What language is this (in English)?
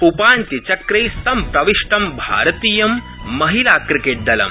Sanskrit